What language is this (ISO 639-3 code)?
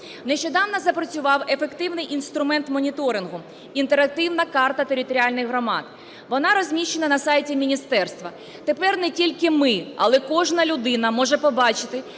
ukr